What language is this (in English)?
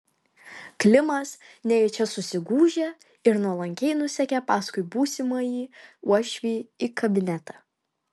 Lithuanian